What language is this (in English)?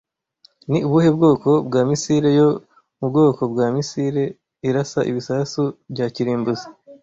Kinyarwanda